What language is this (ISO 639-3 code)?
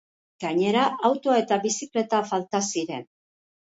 eus